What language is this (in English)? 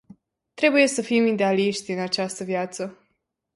Romanian